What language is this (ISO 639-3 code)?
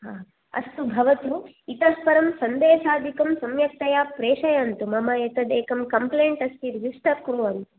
san